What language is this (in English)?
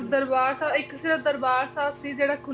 Punjabi